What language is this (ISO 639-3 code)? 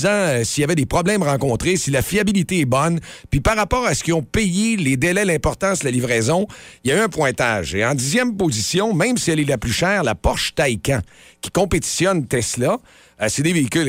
fra